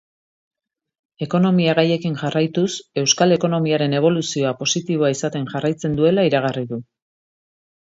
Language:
Basque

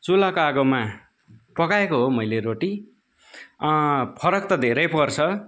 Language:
Nepali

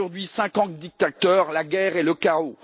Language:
French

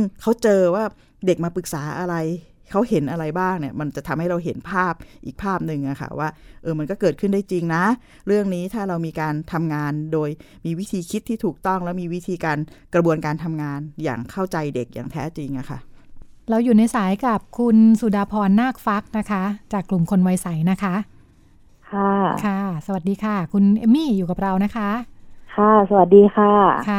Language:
Thai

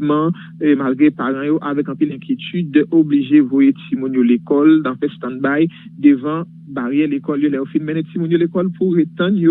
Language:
French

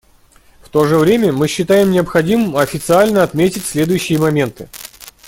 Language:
Russian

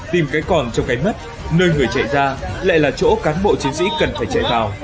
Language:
Vietnamese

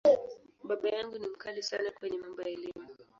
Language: Swahili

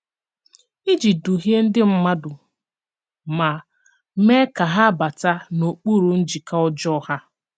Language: Igbo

